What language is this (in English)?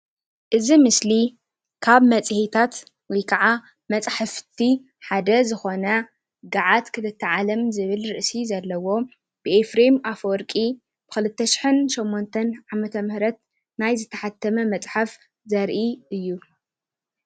Tigrinya